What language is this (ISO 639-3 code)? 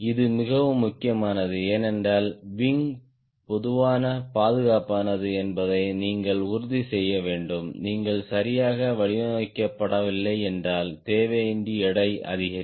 tam